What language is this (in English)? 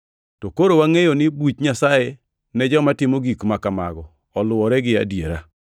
Luo (Kenya and Tanzania)